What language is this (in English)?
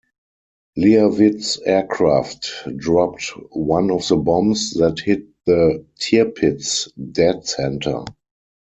English